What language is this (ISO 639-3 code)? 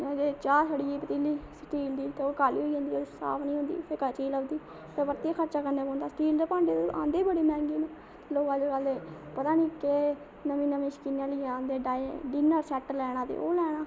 doi